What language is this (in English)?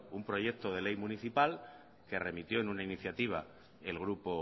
Spanish